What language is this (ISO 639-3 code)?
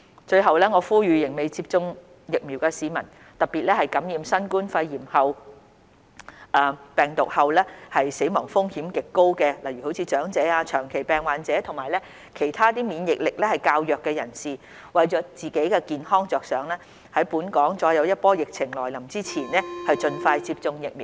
yue